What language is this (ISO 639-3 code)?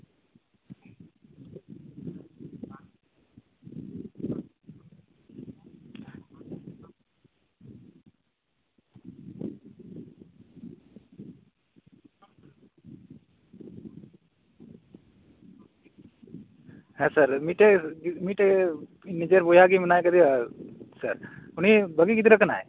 sat